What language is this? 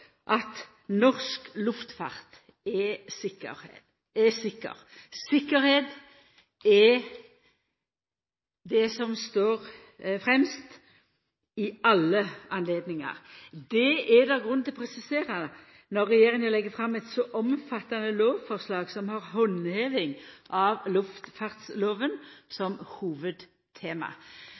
Norwegian Nynorsk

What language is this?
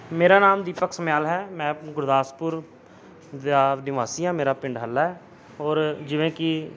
Punjabi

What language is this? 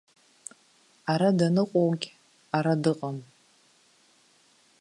Abkhazian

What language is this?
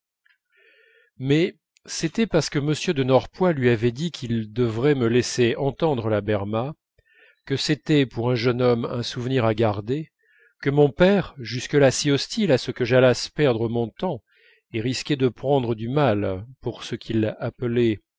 French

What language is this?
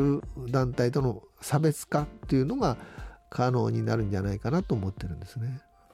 Japanese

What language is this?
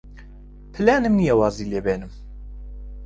Central Kurdish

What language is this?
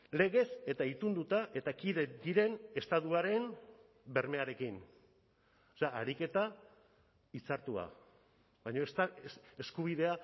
Basque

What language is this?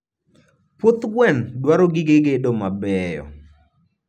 Luo (Kenya and Tanzania)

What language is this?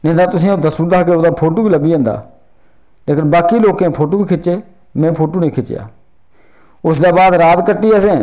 Dogri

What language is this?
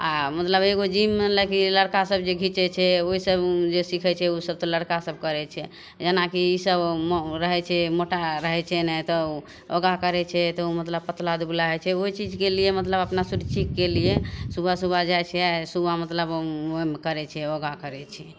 Maithili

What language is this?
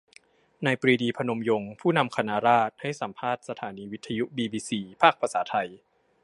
Thai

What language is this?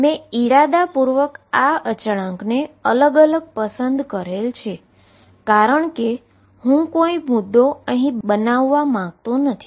Gujarati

